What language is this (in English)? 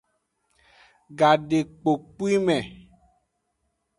Aja (Benin)